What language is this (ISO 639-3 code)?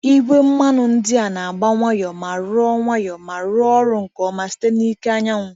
ibo